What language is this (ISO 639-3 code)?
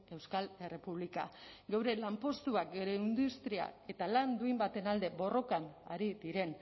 eus